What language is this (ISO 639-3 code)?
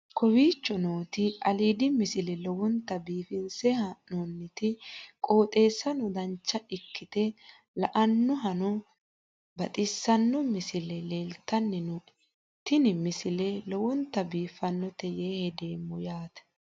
sid